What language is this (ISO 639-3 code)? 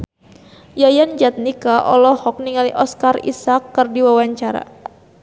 sun